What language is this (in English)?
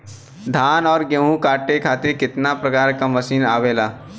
Bhojpuri